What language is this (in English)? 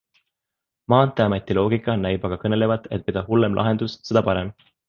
Estonian